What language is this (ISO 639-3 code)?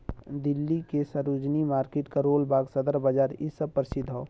bho